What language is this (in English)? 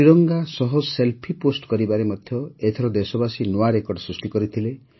Odia